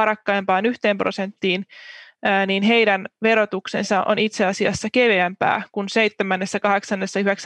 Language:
Finnish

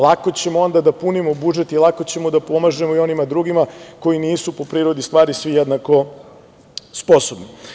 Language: Serbian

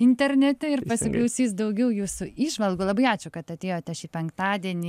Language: Lithuanian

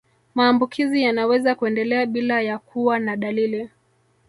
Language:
Swahili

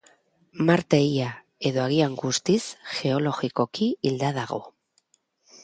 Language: Basque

